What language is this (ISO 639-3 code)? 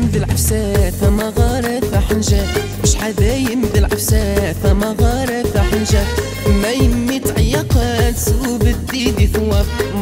ara